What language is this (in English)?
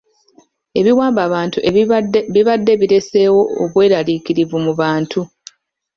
Ganda